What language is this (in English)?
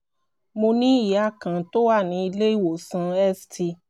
Yoruba